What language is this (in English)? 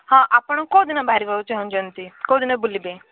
Odia